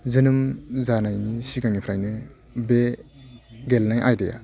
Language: Bodo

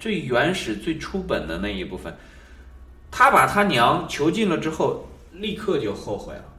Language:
Chinese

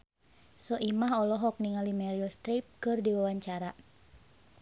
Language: Sundanese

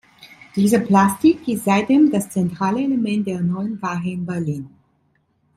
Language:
German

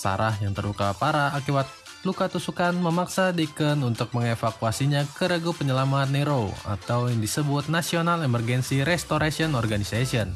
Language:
Indonesian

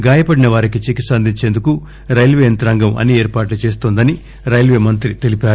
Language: Telugu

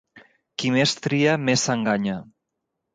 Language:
Catalan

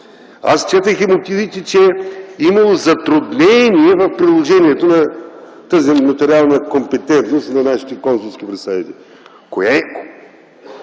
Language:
Bulgarian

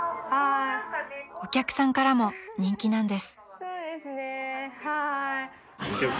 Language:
Japanese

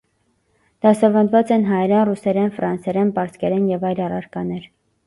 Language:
Armenian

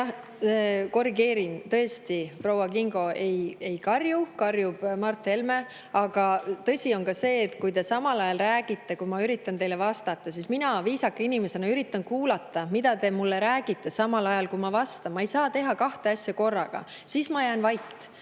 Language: Estonian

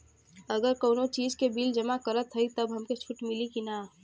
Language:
Bhojpuri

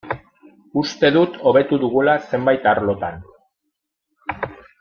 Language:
Basque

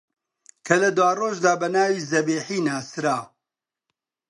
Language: Central Kurdish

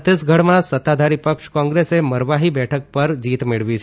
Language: Gujarati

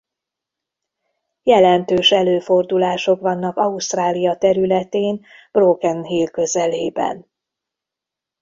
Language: Hungarian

